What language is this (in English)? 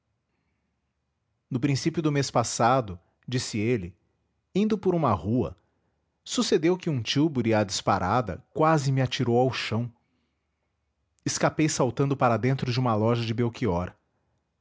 Portuguese